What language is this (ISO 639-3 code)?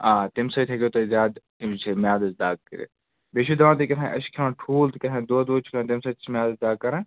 kas